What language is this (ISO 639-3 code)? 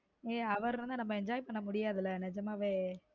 tam